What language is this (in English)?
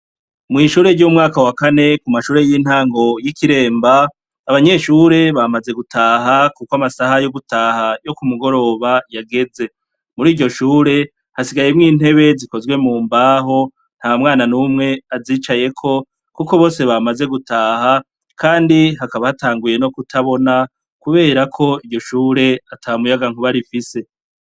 Rundi